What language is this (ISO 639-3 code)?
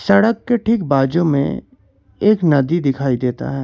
hin